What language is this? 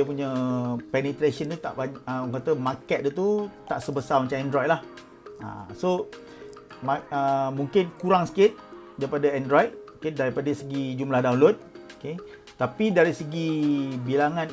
Malay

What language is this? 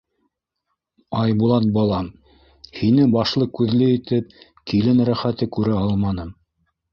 Bashkir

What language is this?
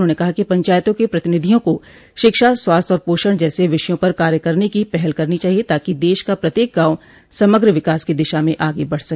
Hindi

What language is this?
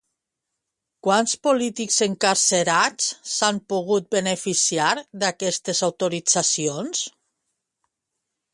Catalan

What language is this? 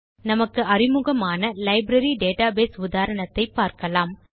Tamil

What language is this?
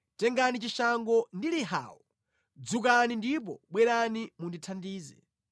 Nyanja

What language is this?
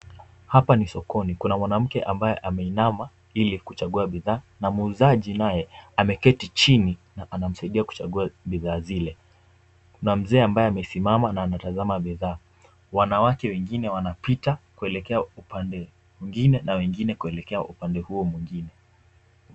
Swahili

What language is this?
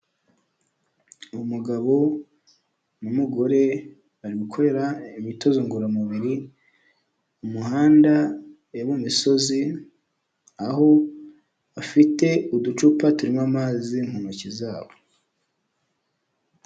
Kinyarwanda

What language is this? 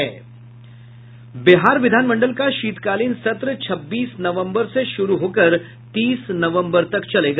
Hindi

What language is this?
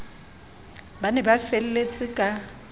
Southern Sotho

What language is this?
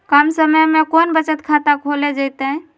Magahi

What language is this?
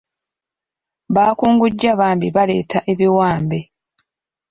Ganda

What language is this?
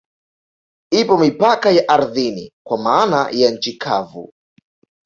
Swahili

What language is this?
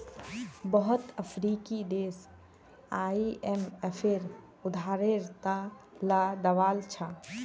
Magahi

